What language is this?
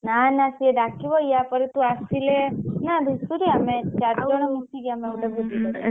Odia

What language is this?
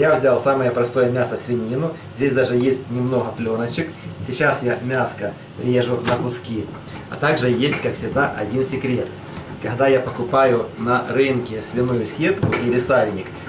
Russian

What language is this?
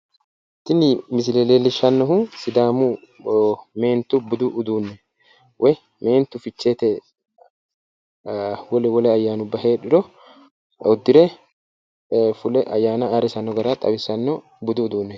Sidamo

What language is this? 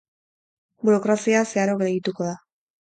Basque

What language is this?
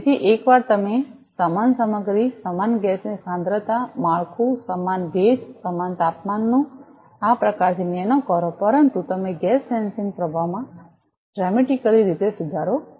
Gujarati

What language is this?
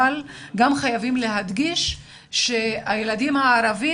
Hebrew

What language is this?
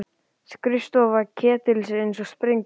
Icelandic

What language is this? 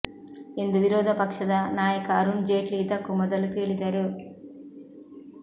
Kannada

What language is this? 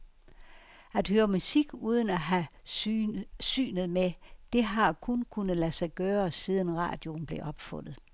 Danish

